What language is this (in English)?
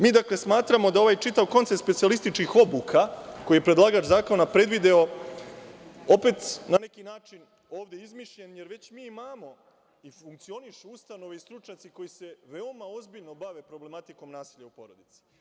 Serbian